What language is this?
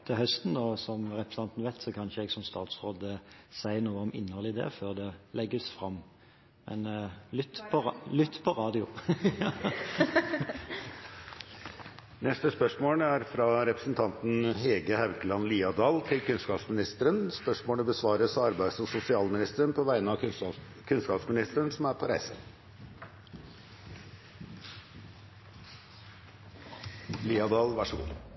Norwegian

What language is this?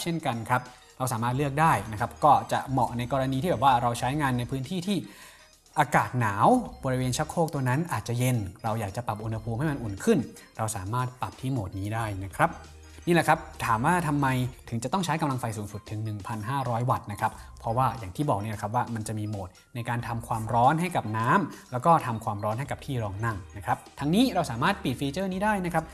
Thai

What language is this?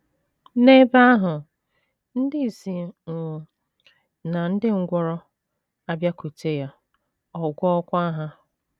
Igbo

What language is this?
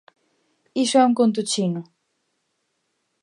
Galician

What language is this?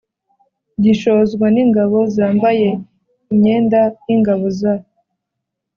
Kinyarwanda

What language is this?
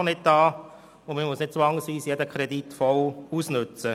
Swiss German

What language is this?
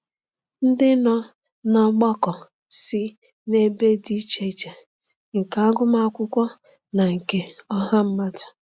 Igbo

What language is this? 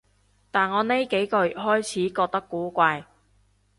Cantonese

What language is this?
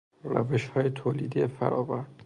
Persian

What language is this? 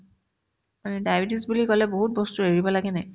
Assamese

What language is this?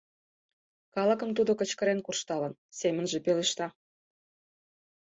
Mari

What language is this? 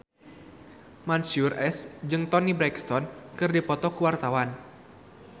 Sundanese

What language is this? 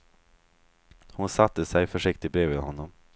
Swedish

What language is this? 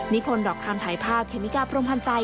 Thai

